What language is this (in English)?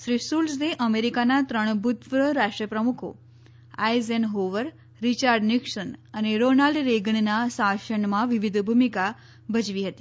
Gujarati